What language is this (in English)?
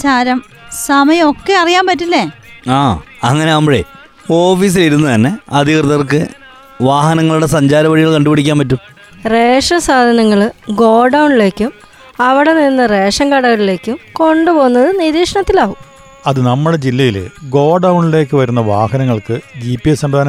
Malayalam